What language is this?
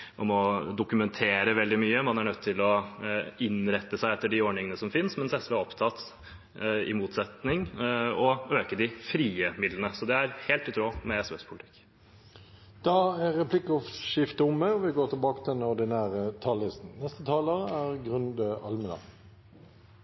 Norwegian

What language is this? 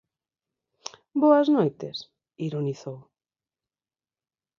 Galician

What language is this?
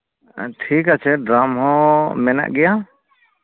Santali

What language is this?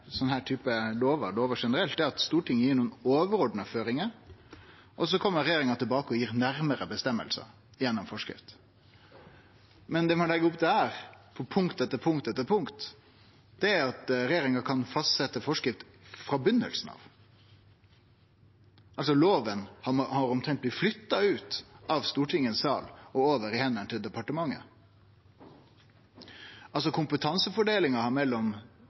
Norwegian Nynorsk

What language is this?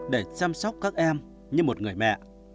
Vietnamese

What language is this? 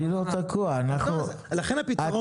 Hebrew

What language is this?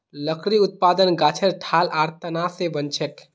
Magahi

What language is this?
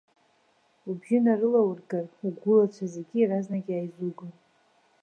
Abkhazian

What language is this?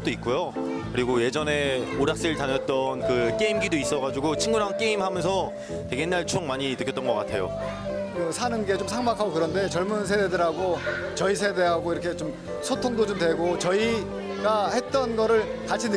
Korean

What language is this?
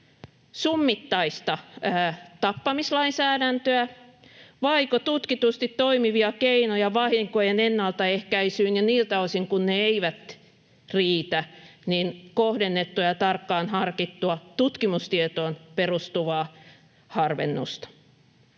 Finnish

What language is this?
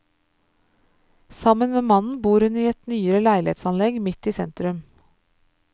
Norwegian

